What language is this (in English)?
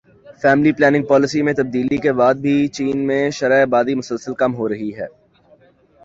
Urdu